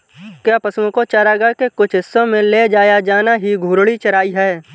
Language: Hindi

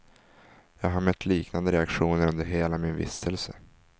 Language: Swedish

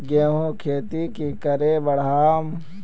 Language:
Magahi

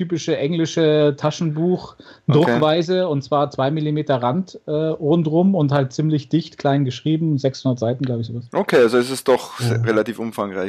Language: German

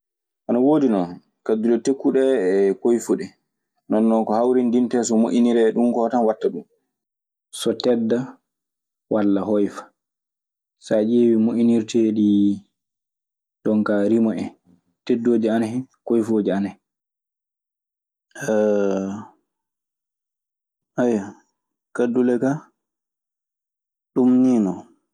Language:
Maasina Fulfulde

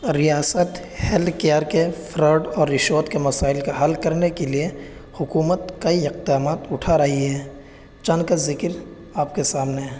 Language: Urdu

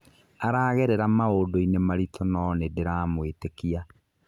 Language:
Kikuyu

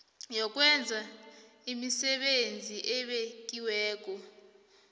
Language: South Ndebele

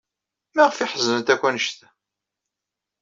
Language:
Kabyle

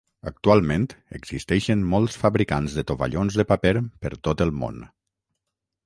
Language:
Catalan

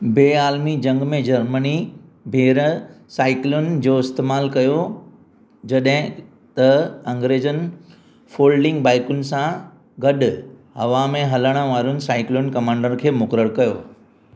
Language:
Sindhi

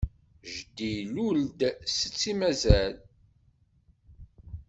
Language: Kabyle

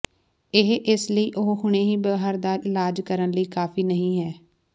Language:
Punjabi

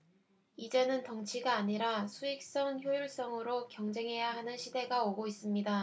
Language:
Korean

